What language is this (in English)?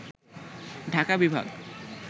Bangla